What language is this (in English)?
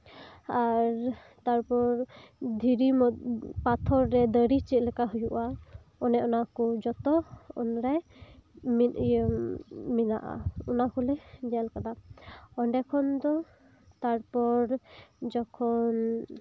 Santali